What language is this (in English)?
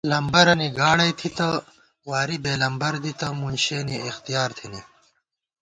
Gawar-Bati